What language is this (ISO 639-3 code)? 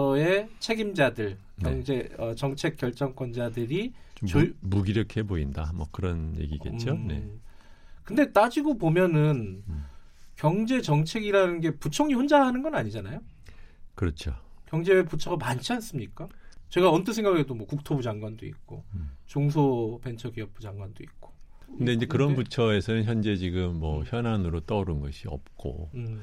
kor